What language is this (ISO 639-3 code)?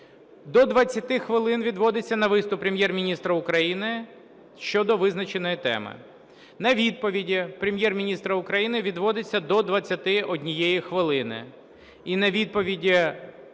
ukr